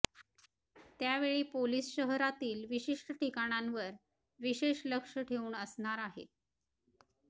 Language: Marathi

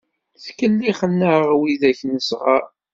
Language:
Kabyle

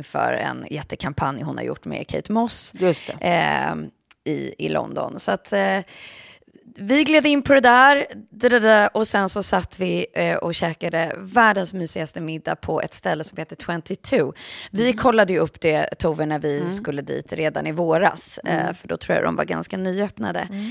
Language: Swedish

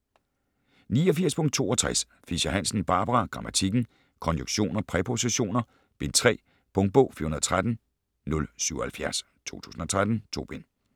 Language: Danish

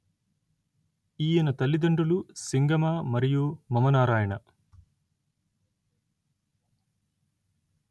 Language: Telugu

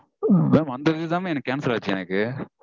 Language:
Tamil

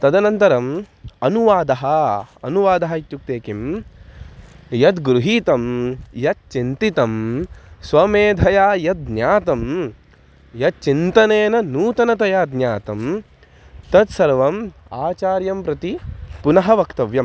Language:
Sanskrit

